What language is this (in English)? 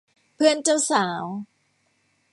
Thai